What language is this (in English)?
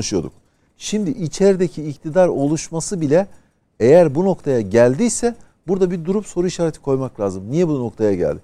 Turkish